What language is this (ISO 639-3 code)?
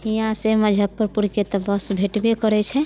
mai